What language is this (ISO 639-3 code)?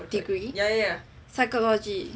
eng